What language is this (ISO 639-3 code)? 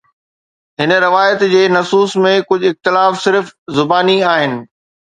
snd